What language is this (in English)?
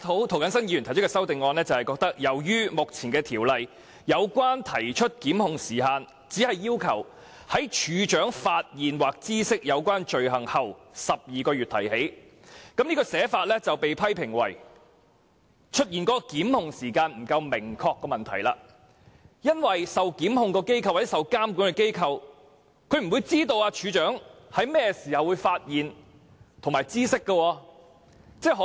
Cantonese